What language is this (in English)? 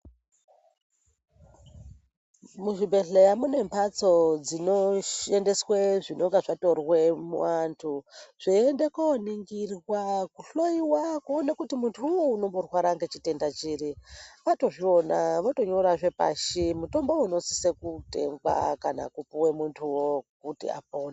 Ndau